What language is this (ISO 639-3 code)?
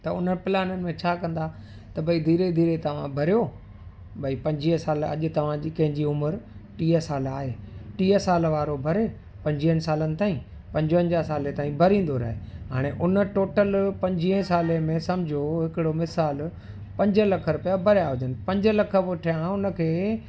snd